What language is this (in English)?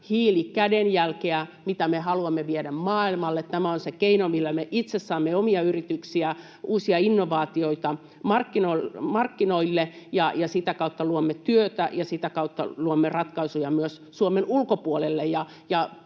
Finnish